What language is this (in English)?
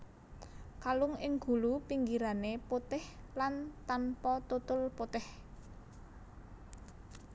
Javanese